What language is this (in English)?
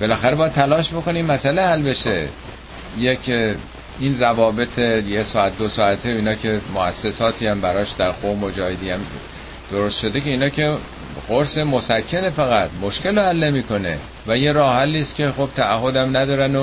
Persian